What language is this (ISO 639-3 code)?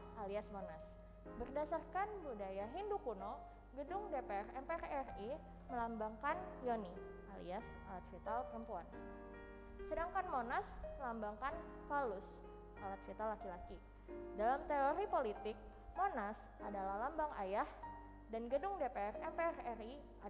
ind